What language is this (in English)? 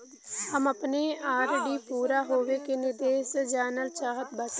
Bhojpuri